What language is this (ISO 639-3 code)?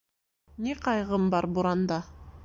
bak